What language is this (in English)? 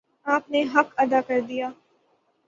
Urdu